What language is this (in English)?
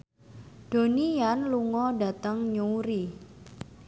Javanese